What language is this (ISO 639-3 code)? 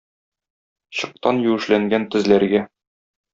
tat